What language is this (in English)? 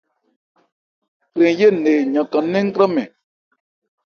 Ebrié